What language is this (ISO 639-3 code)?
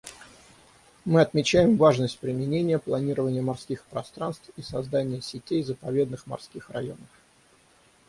rus